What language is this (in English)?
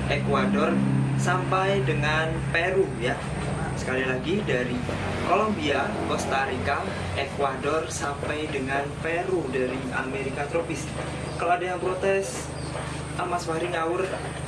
Indonesian